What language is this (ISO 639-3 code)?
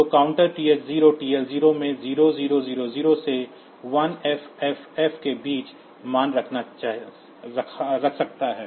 hin